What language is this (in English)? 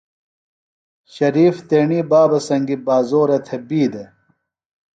Phalura